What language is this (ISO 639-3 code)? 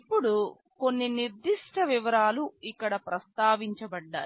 tel